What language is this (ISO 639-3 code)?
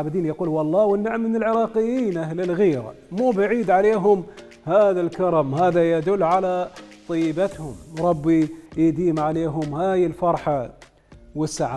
ara